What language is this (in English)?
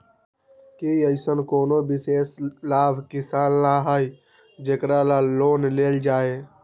Magahi